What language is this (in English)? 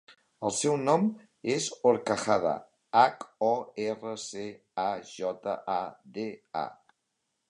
Catalan